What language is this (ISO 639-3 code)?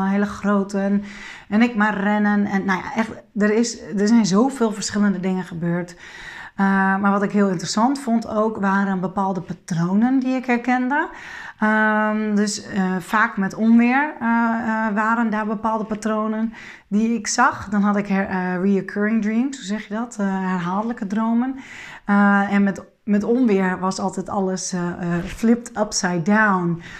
nld